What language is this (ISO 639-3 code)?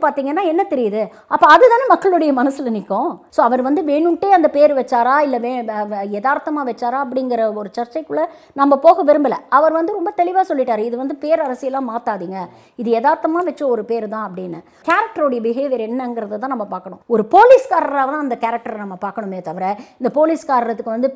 tam